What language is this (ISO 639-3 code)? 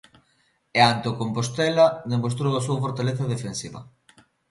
glg